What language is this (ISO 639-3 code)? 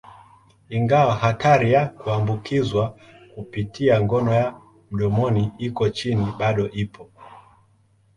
swa